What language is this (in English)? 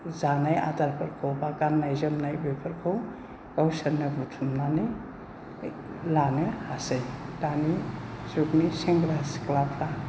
Bodo